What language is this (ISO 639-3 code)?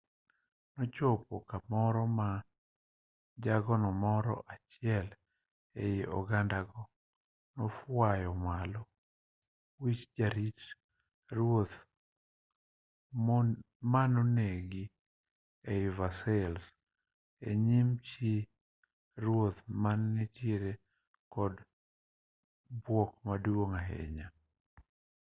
luo